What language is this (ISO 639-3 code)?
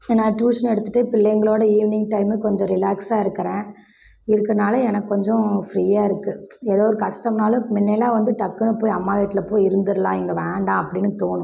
tam